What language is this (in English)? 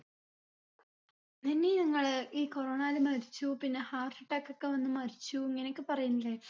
Malayalam